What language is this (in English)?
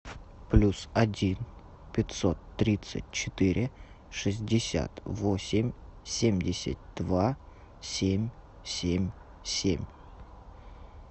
Russian